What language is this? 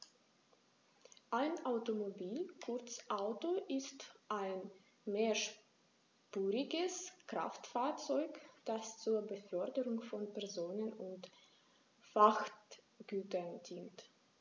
German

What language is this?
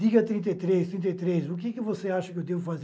Portuguese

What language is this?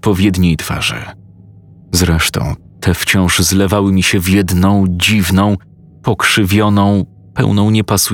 Polish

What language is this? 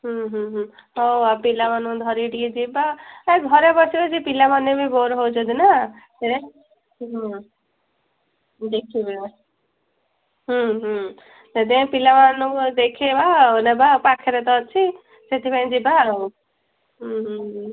Odia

